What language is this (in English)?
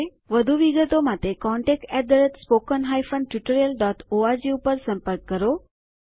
Gujarati